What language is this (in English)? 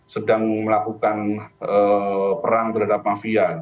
Indonesian